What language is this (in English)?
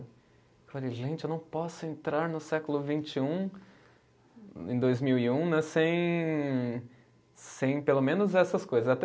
Portuguese